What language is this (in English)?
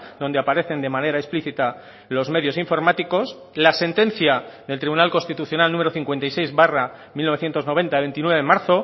Spanish